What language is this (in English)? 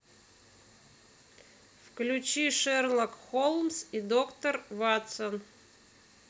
Russian